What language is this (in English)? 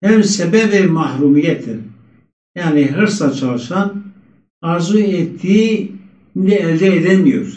Turkish